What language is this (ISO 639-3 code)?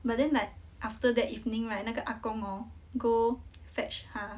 eng